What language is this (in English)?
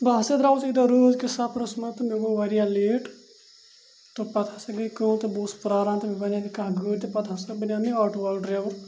Kashmiri